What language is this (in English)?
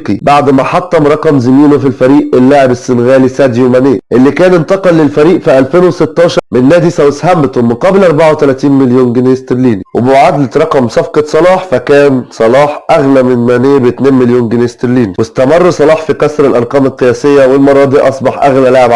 Arabic